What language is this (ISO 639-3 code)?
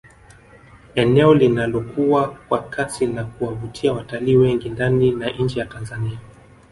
swa